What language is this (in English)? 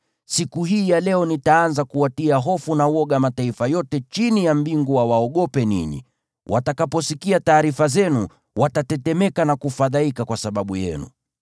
Swahili